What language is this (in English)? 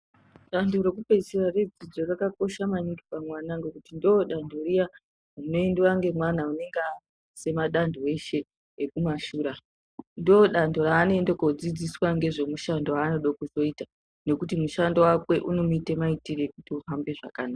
Ndau